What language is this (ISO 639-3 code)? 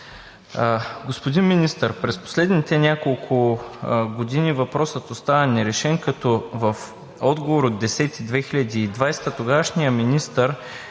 bul